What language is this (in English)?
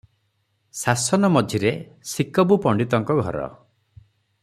Odia